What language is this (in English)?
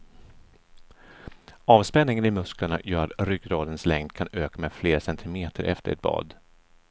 Swedish